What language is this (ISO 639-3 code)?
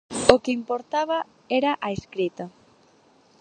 glg